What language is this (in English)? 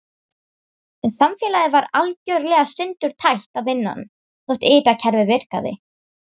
Icelandic